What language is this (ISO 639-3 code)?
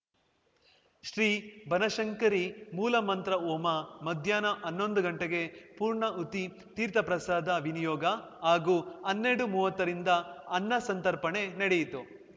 kan